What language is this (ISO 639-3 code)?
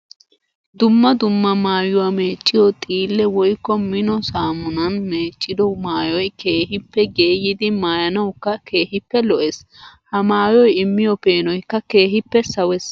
wal